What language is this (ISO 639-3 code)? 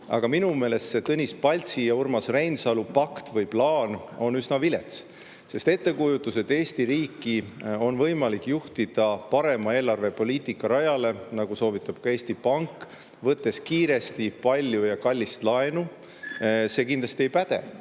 est